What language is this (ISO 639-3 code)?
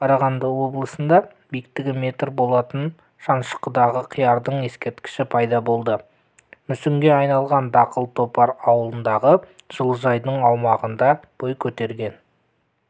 kaz